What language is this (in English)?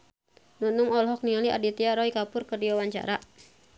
Sundanese